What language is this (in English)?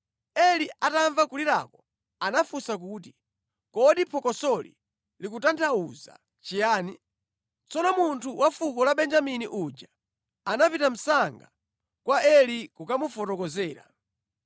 Nyanja